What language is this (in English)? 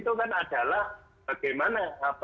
Indonesian